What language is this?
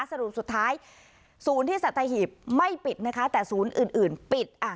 Thai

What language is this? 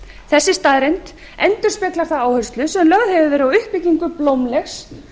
Icelandic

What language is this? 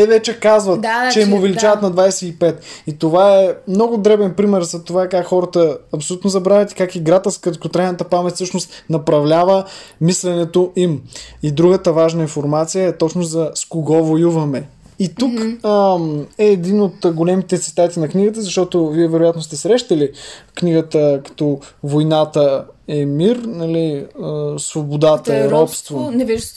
Bulgarian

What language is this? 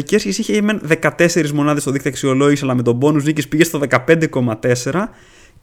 Greek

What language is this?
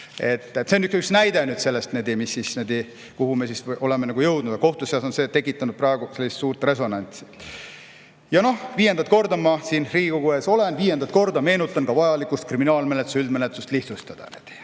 Estonian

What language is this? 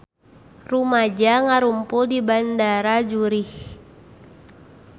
Sundanese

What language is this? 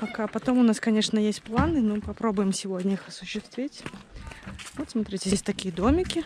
Russian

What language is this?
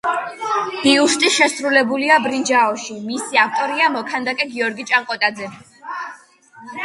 Georgian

